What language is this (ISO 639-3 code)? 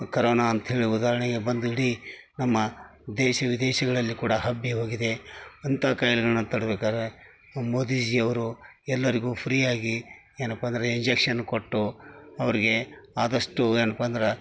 kan